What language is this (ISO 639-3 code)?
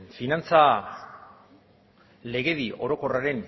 eus